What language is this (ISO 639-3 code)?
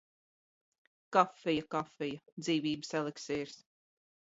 lav